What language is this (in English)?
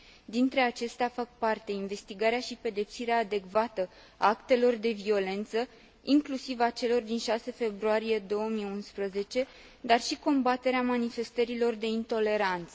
Romanian